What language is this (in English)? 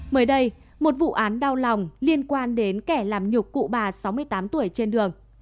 Vietnamese